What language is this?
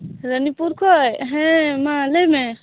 Santali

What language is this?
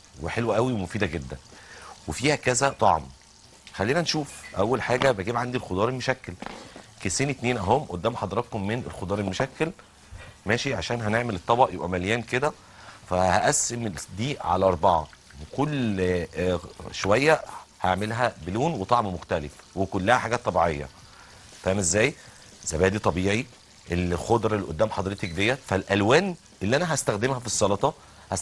Arabic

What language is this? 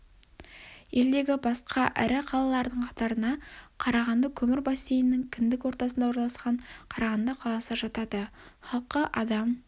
Kazakh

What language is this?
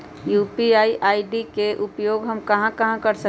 Magahi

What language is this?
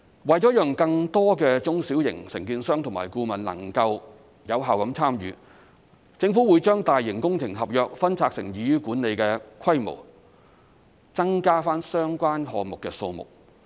Cantonese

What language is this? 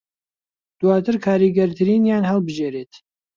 Central Kurdish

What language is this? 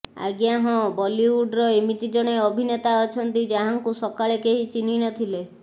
Odia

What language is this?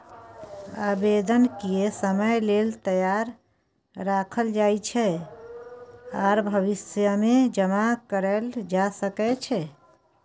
Maithili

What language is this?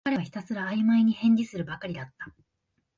Japanese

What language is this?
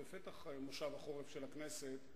Hebrew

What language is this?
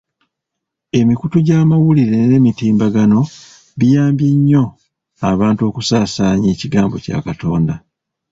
Ganda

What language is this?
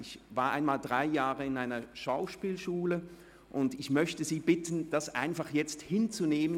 Swiss German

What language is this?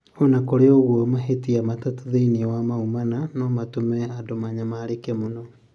Kikuyu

